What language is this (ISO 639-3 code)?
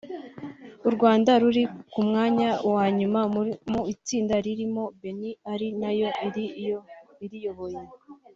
kin